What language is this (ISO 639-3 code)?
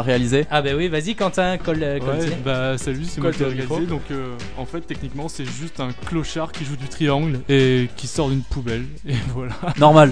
fra